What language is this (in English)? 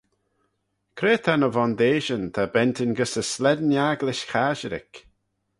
Manx